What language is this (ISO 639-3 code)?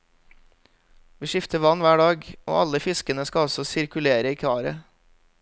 nor